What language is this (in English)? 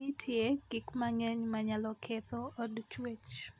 Luo (Kenya and Tanzania)